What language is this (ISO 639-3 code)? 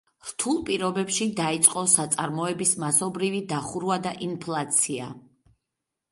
kat